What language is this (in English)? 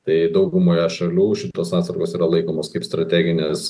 Lithuanian